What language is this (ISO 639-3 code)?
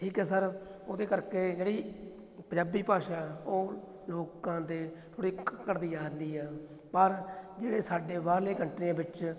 pan